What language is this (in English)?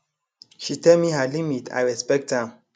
Nigerian Pidgin